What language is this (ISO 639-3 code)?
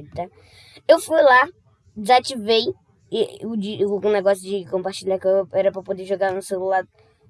por